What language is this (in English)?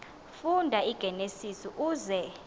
Xhosa